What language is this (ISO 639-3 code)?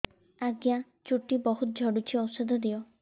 ori